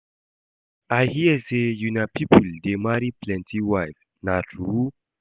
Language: Nigerian Pidgin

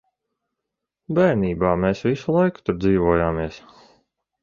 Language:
Latvian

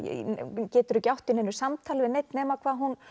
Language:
Icelandic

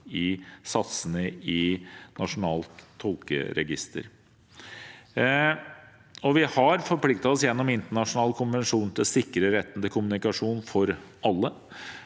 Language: Norwegian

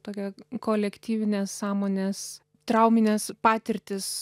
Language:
Lithuanian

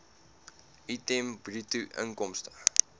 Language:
Afrikaans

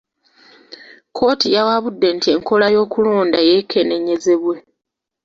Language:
Ganda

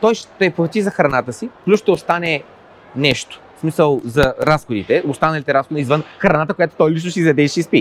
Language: Bulgarian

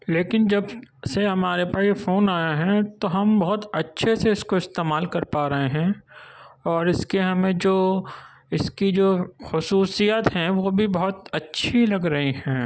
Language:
Urdu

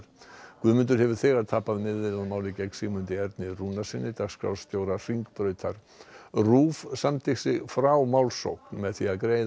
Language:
Icelandic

